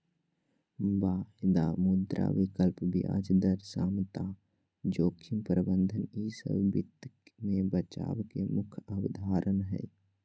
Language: Magahi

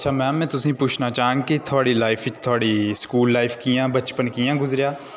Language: Dogri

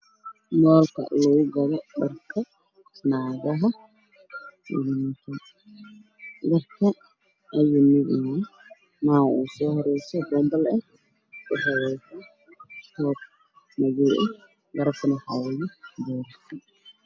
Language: Somali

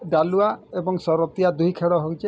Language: Odia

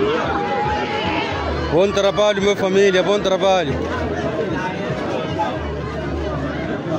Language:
Arabic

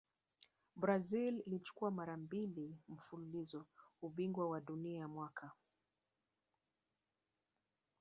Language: Swahili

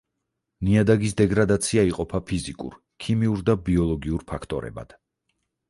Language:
Georgian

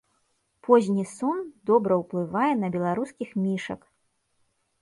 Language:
Belarusian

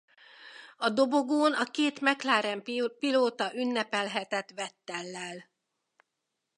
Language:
Hungarian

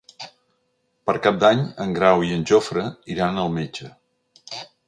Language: Catalan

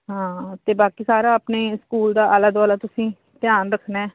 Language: Punjabi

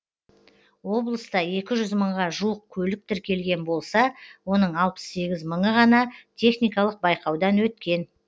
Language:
Kazakh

